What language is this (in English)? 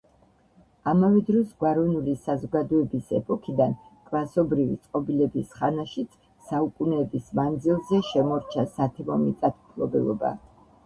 Georgian